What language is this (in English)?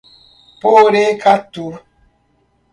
Portuguese